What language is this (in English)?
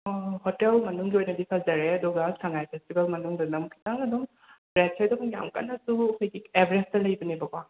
Manipuri